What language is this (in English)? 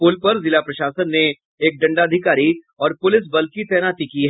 Hindi